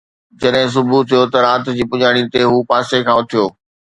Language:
Sindhi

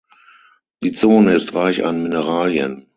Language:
German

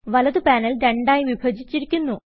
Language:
Malayalam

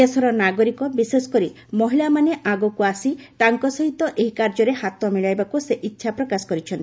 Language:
Odia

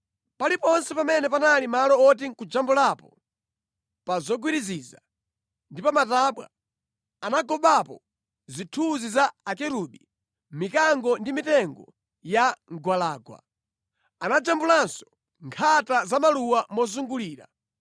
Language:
Nyanja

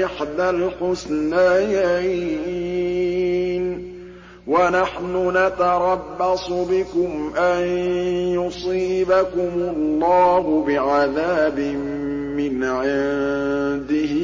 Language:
Arabic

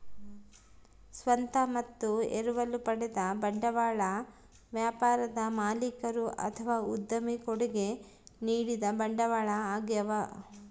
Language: Kannada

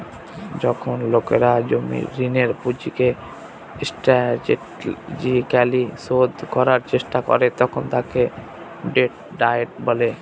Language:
Bangla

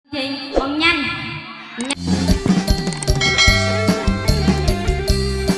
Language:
Vietnamese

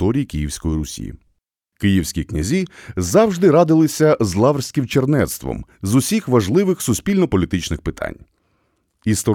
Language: Ukrainian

